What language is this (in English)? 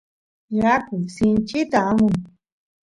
Santiago del Estero Quichua